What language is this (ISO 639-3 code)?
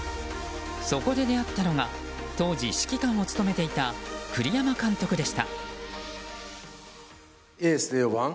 jpn